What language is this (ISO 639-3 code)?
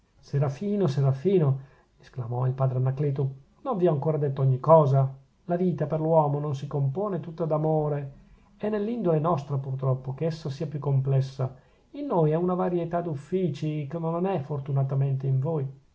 ita